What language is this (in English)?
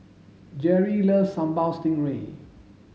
English